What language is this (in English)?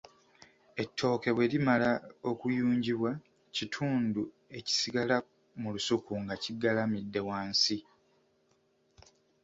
Ganda